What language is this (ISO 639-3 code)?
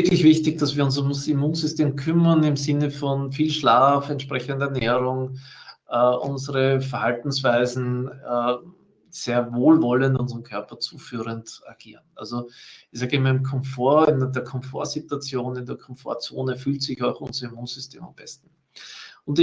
deu